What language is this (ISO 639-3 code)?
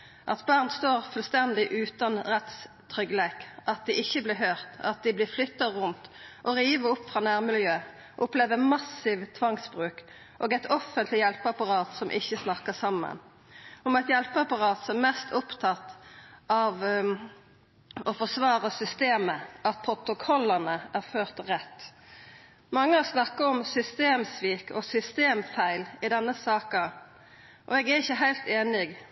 nno